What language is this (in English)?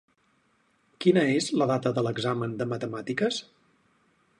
Catalan